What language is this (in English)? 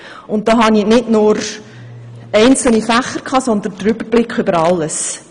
Swiss German